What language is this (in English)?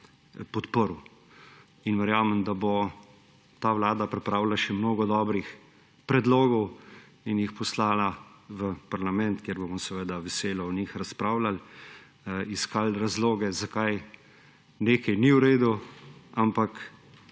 Slovenian